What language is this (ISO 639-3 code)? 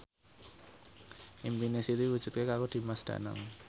jav